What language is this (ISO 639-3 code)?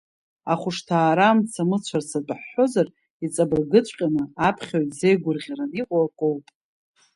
abk